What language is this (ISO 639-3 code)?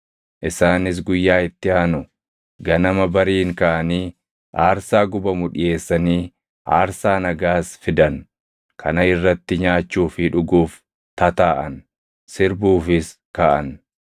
orm